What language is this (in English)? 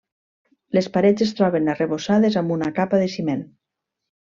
Catalan